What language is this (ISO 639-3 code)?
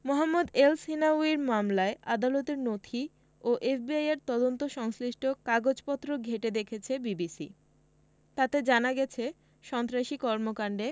ben